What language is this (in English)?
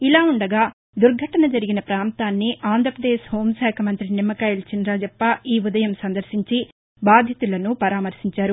Telugu